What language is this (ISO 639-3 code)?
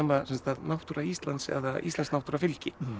isl